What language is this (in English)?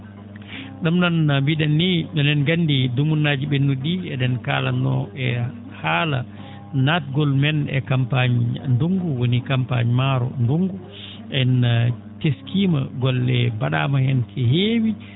Fula